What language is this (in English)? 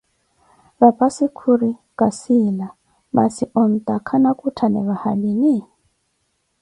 Koti